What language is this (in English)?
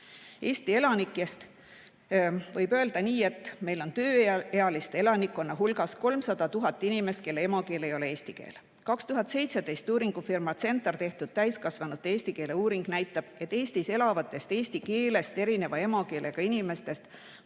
Estonian